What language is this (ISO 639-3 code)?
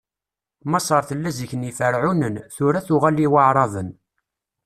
kab